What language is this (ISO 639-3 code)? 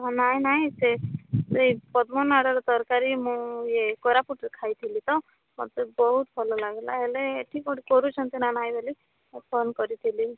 ori